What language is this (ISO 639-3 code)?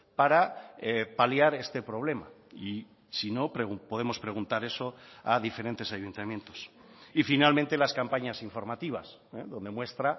spa